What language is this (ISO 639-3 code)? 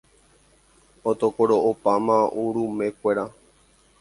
grn